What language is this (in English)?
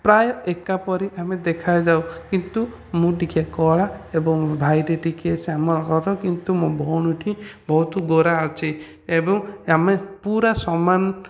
Odia